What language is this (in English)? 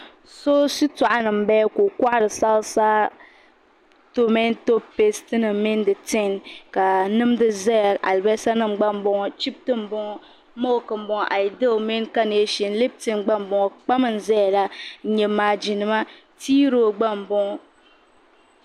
Dagbani